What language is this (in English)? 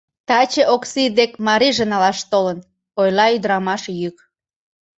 Mari